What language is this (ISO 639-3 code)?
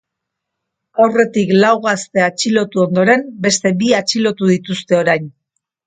eus